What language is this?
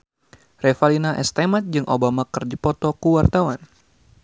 Sundanese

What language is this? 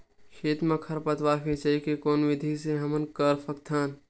Chhattisgarhi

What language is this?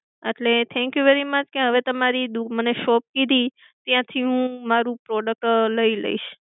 Gujarati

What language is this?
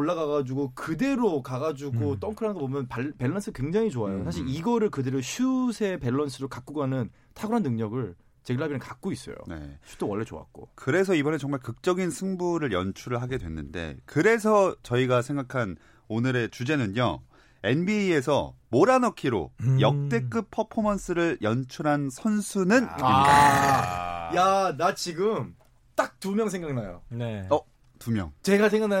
Korean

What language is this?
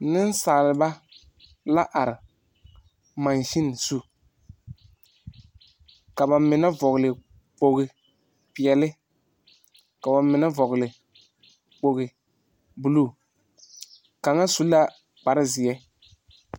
Southern Dagaare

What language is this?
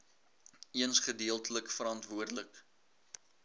Afrikaans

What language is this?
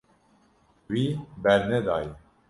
Kurdish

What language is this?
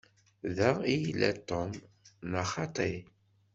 Kabyle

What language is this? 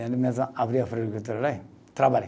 Portuguese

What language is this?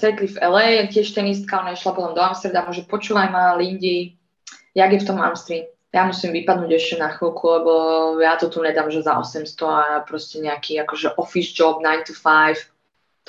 Slovak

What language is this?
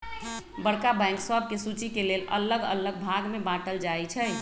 Magahi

